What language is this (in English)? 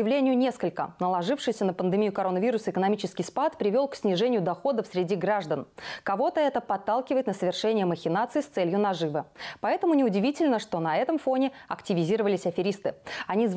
Russian